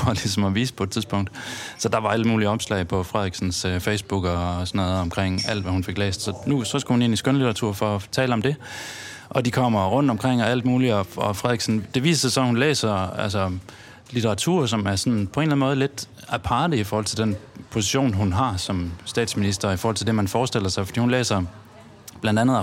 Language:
Danish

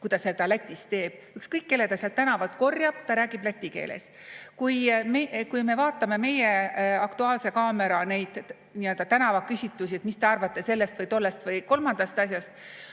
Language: Estonian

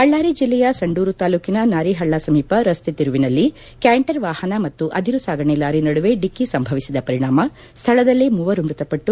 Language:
Kannada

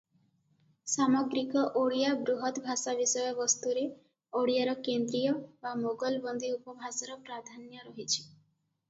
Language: Odia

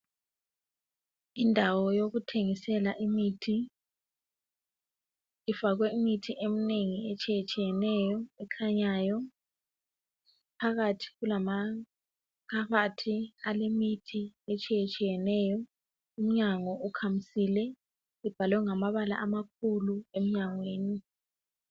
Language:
North Ndebele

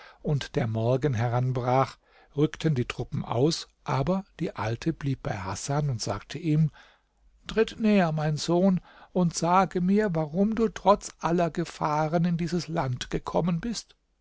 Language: German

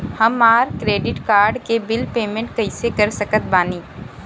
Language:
Bhojpuri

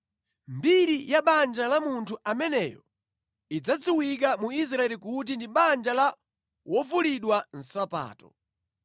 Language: Nyanja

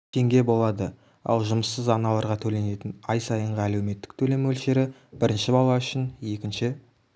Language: Kazakh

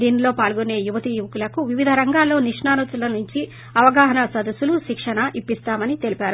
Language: Telugu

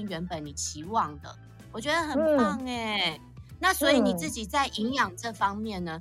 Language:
Chinese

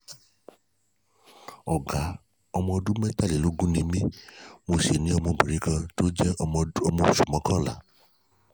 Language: Yoruba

